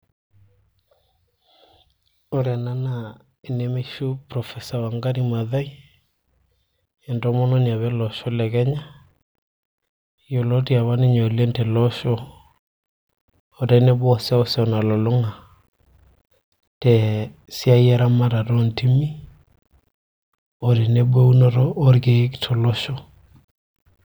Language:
Masai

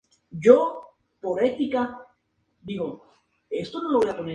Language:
Spanish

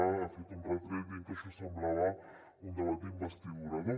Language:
Catalan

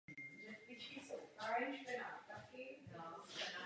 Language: Czech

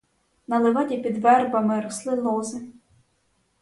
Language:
Ukrainian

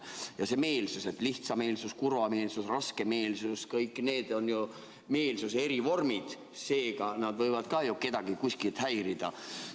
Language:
Estonian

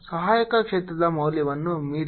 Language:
Kannada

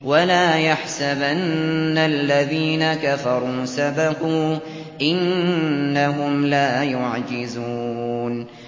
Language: Arabic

